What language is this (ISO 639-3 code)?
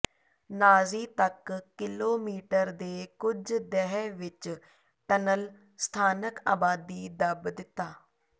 pan